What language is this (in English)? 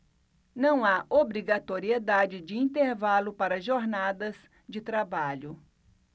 Portuguese